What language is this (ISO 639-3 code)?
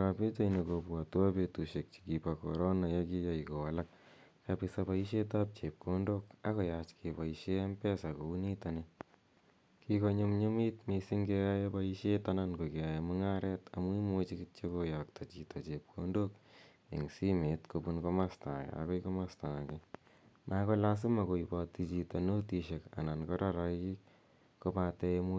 kln